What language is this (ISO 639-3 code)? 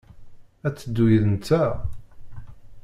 kab